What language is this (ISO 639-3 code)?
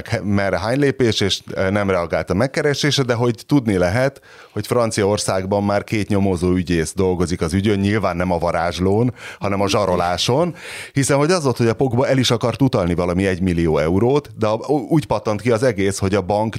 hun